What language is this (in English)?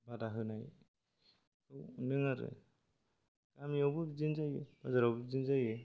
Bodo